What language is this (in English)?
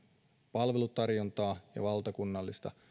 Finnish